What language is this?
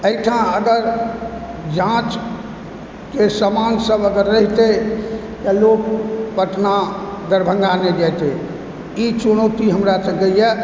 Maithili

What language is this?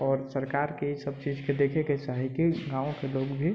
Maithili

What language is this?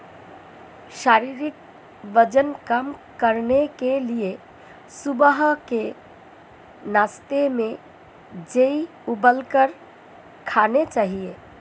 Hindi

